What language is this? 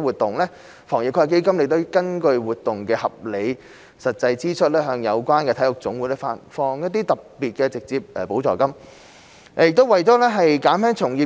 Cantonese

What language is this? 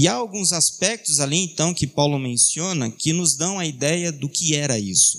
Portuguese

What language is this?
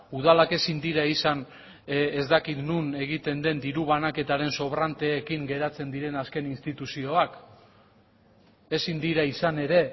Basque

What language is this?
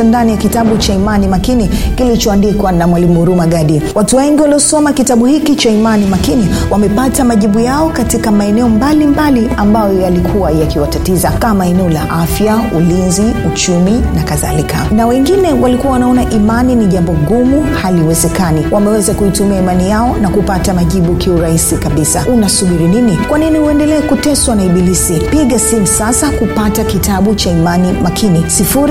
Swahili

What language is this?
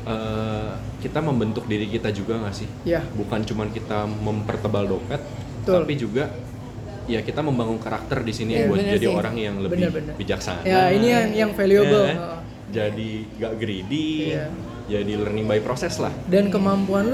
Indonesian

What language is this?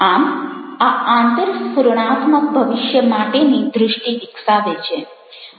Gujarati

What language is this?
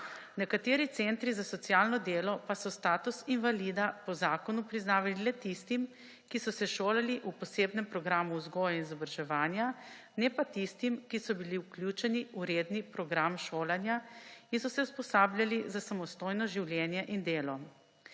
Slovenian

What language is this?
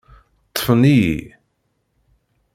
Kabyle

